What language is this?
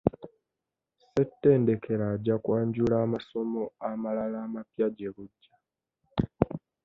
Ganda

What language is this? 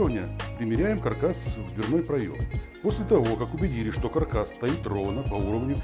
Russian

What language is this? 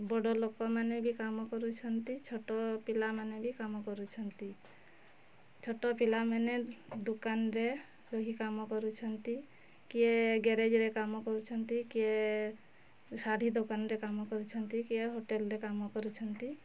Odia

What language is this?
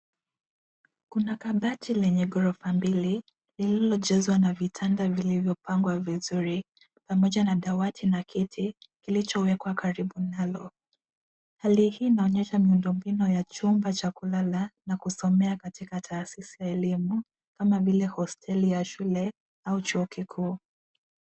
Swahili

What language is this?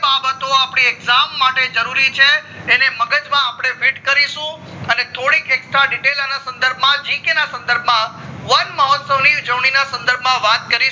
Gujarati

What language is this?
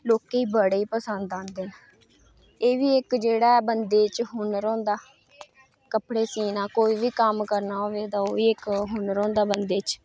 Dogri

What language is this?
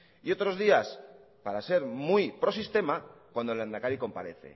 Spanish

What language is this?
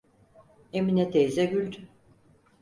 Turkish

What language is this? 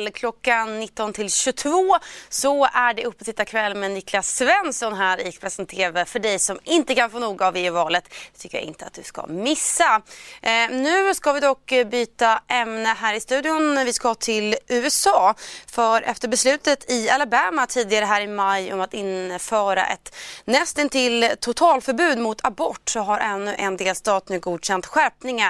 Swedish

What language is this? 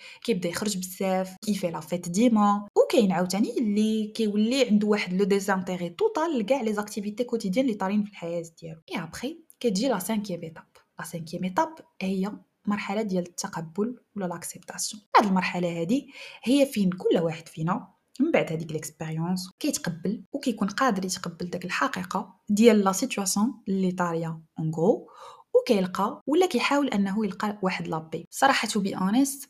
Arabic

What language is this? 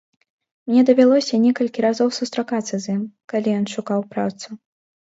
Belarusian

